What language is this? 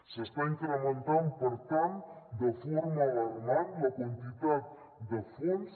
Catalan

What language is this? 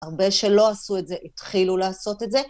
Hebrew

